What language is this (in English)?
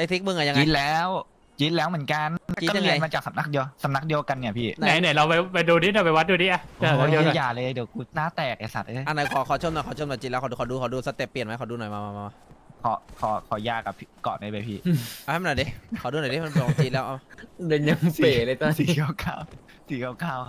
Thai